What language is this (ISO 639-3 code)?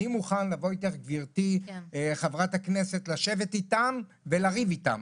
heb